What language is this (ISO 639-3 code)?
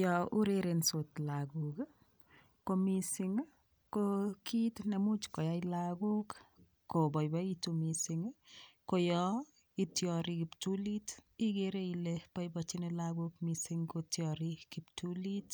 kln